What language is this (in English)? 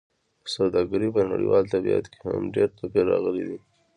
Pashto